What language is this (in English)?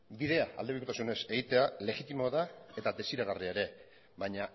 Basque